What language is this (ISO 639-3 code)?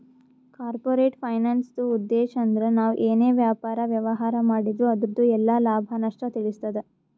kan